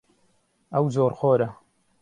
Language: Central Kurdish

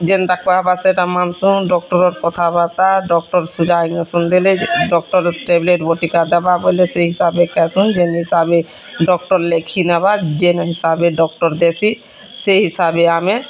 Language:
Odia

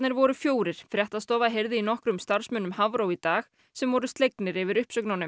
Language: Icelandic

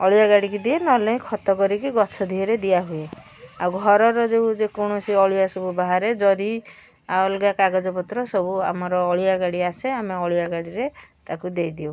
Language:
Odia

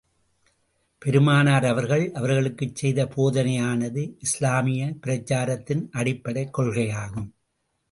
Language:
Tamil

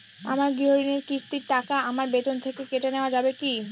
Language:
Bangla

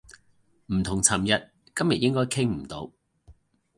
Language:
Cantonese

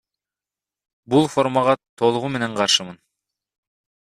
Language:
Kyrgyz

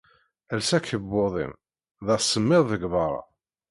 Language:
Kabyle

